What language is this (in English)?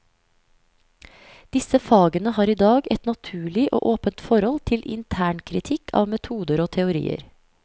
Norwegian